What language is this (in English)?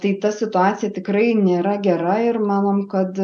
Lithuanian